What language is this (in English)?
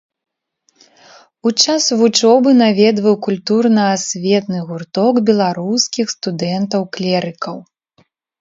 Belarusian